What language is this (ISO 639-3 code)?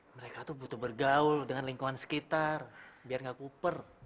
ind